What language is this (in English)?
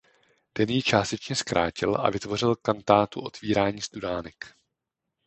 Czech